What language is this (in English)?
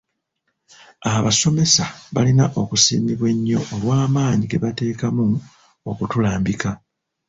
Ganda